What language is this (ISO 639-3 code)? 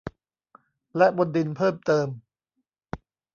tha